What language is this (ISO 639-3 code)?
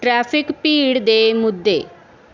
pan